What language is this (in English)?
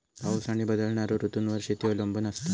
Marathi